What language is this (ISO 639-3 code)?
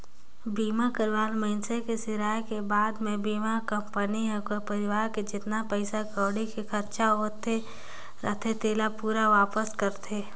hne